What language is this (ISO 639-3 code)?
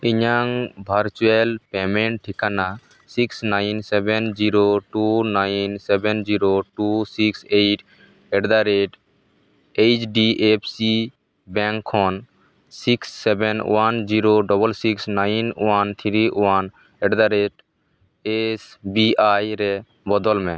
sat